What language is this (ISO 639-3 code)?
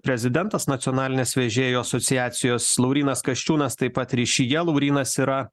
lit